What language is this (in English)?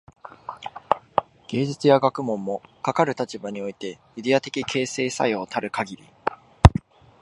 Japanese